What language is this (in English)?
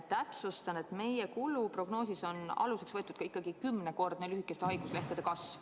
Estonian